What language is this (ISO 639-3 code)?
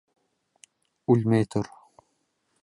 bak